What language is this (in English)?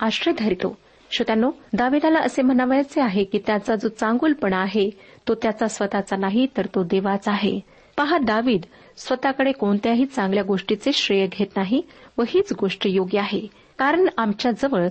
Marathi